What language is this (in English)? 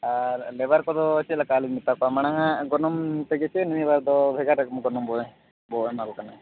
Santali